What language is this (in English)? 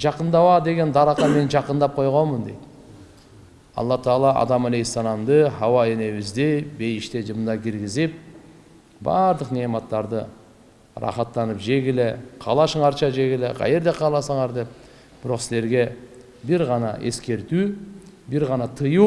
Turkish